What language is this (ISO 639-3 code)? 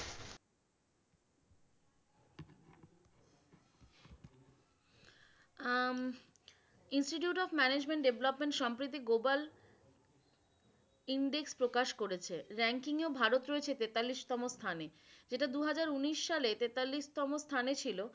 ben